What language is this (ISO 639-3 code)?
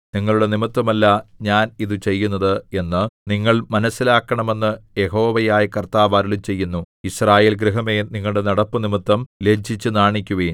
mal